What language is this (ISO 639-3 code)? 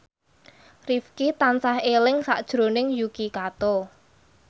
jav